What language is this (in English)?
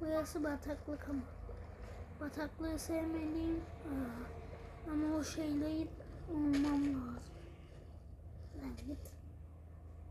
Turkish